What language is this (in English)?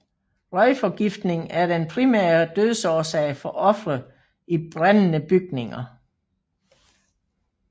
Danish